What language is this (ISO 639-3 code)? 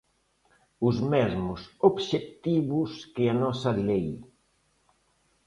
glg